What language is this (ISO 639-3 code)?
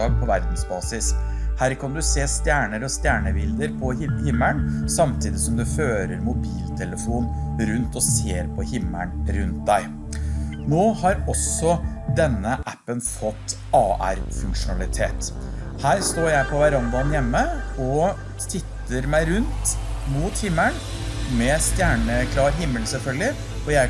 nor